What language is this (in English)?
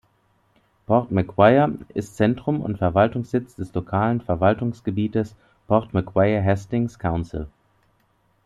German